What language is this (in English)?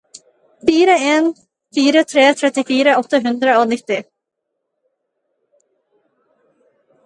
Norwegian Bokmål